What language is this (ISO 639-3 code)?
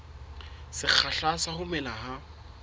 sot